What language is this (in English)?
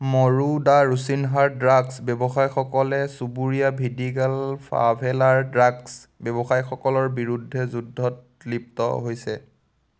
Assamese